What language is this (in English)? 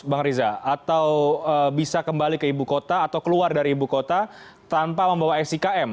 Indonesian